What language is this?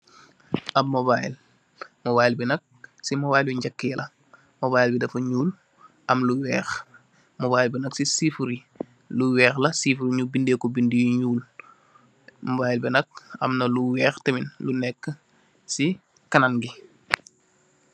Wolof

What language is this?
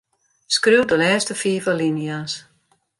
Western Frisian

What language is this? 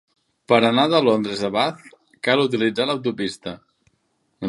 Catalan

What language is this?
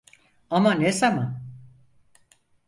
Turkish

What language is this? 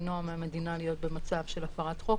Hebrew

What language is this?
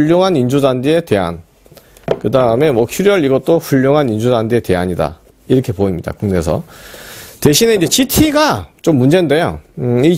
Korean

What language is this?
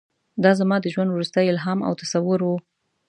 Pashto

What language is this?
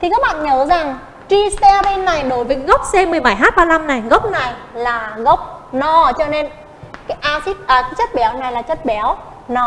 Vietnamese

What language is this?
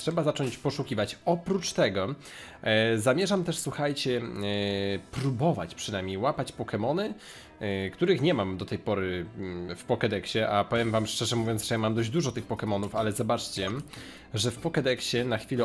Polish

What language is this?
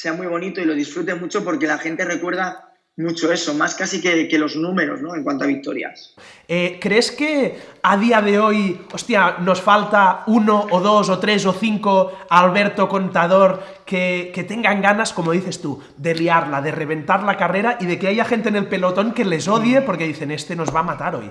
Spanish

